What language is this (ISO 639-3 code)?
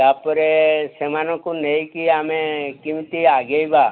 ori